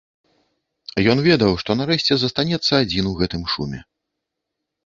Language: Belarusian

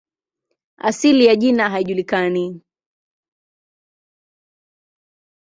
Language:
Swahili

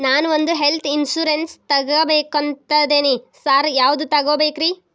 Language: Kannada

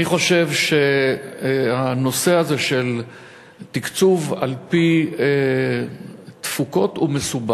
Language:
Hebrew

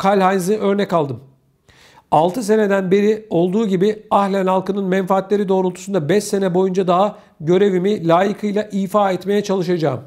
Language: Turkish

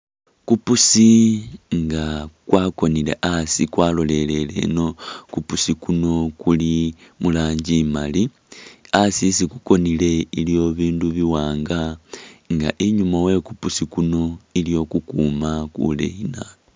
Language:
Masaaba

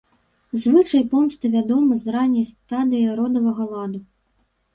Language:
Belarusian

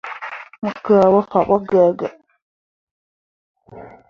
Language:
Mundang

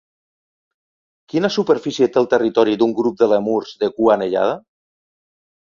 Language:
Catalan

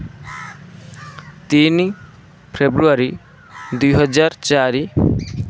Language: Odia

